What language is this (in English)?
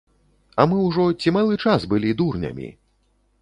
Belarusian